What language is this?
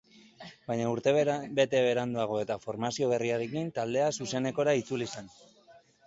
Basque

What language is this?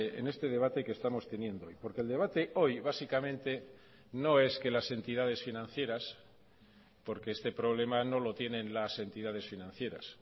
Spanish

